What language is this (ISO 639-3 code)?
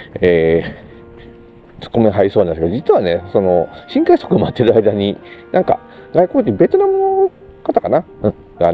jpn